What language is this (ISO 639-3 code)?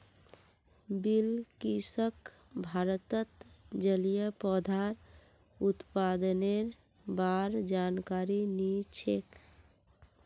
mag